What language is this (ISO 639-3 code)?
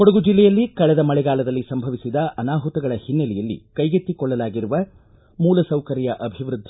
kan